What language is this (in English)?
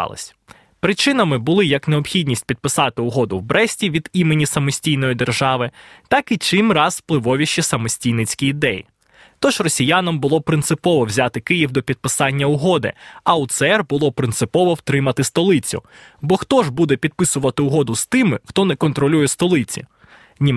Ukrainian